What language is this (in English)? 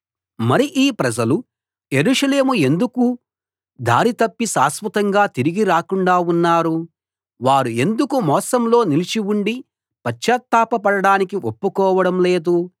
Telugu